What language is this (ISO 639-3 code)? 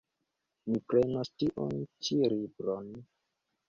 epo